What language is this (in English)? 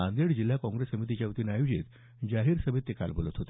Marathi